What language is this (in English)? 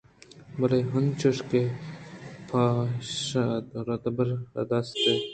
Eastern Balochi